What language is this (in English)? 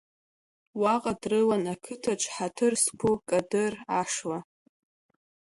Abkhazian